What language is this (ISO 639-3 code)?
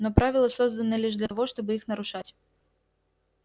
rus